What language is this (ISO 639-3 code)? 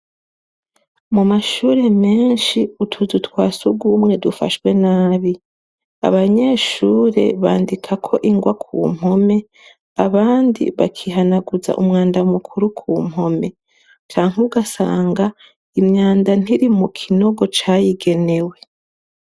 run